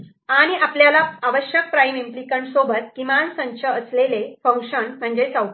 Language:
Marathi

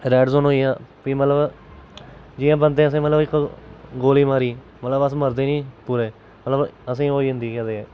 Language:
Dogri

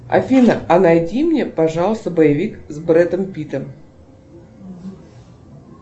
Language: Russian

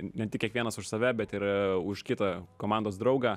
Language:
Lithuanian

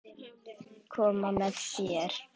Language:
Icelandic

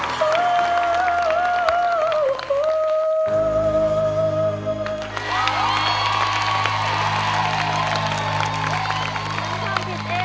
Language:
Thai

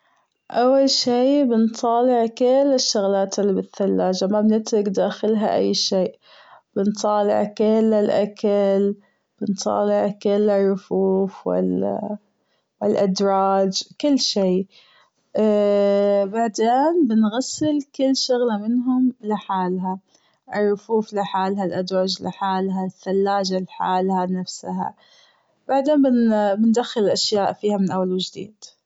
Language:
Gulf Arabic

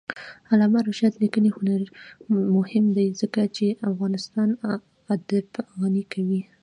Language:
Pashto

